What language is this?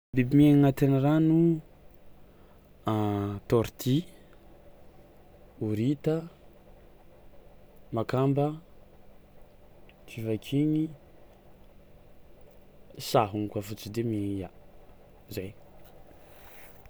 Tsimihety Malagasy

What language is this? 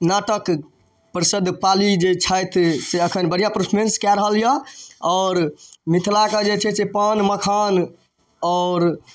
Maithili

